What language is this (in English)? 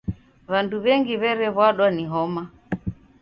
Taita